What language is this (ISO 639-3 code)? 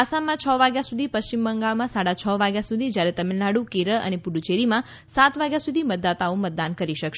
guj